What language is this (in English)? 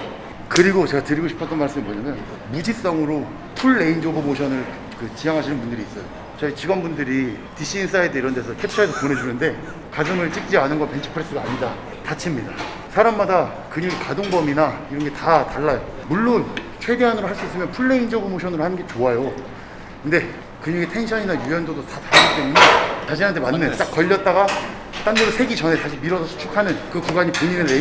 Korean